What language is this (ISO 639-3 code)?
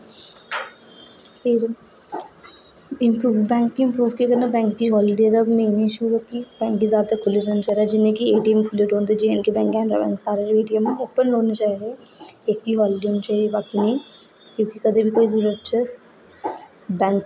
doi